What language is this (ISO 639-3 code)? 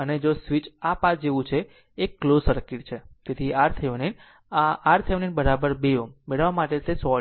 guj